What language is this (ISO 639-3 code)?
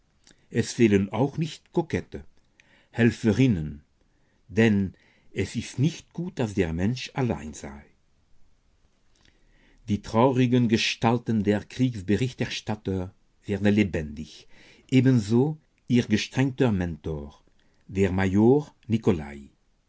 deu